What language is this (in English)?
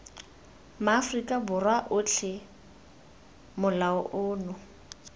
Tswana